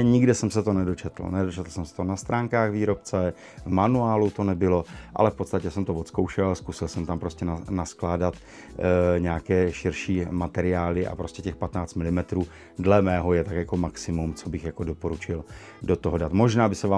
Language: Czech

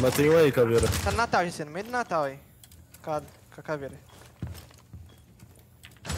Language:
Portuguese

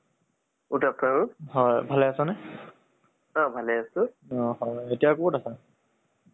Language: Assamese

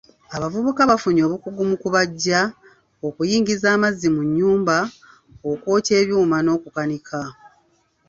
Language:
Ganda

